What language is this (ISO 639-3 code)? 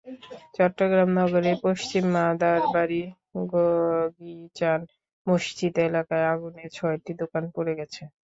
ben